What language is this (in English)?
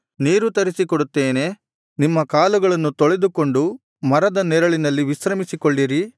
Kannada